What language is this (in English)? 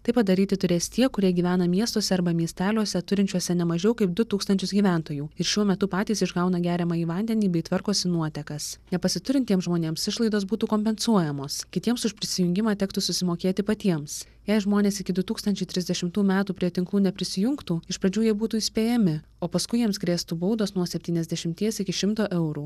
Lithuanian